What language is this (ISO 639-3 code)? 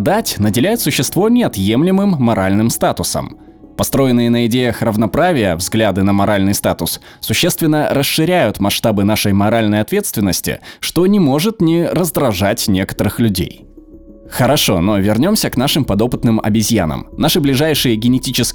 rus